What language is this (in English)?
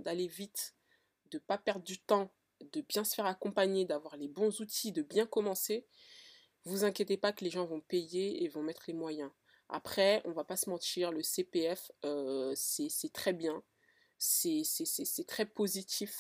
French